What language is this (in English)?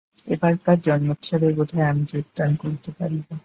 Bangla